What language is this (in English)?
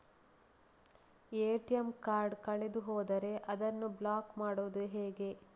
Kannada